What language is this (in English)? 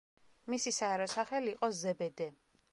Georgian